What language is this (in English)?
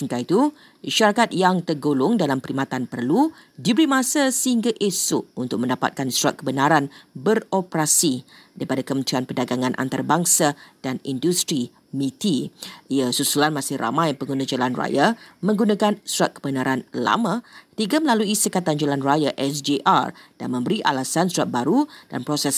Malay